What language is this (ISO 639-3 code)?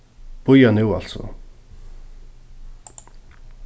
fao